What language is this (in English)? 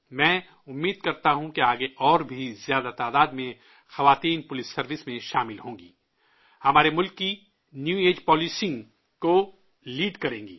Urdu